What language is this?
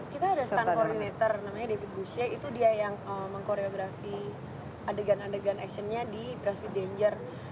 Indonesian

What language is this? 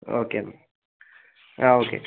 Malayalam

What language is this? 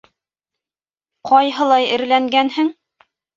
Bashkir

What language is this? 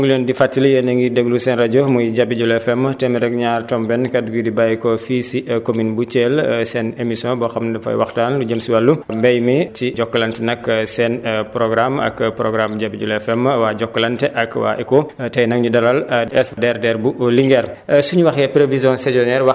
Wolof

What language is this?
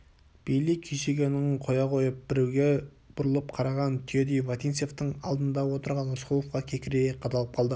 Kazakh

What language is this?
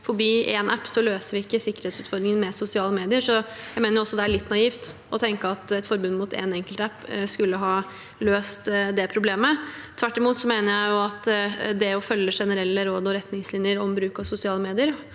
Norwegian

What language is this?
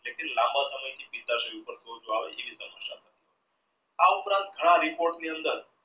Gujarati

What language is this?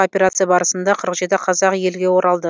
Kazakh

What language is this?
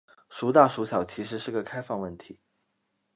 Chinese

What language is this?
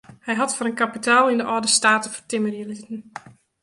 Western Frisian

